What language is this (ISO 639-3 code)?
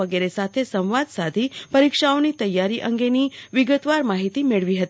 guj